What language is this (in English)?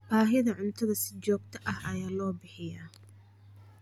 Somali